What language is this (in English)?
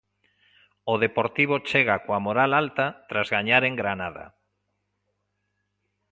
Galician